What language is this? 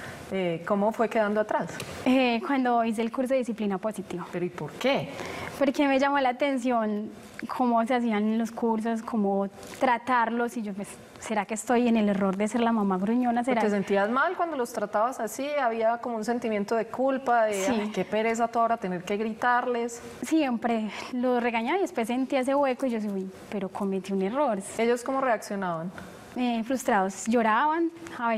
Spanish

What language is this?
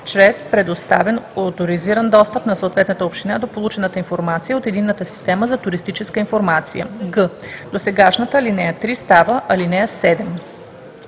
Bulgarian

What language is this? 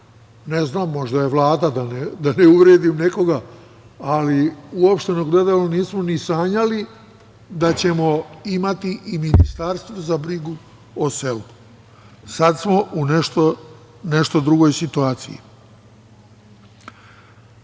Serbian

